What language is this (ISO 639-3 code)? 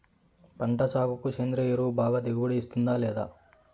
tel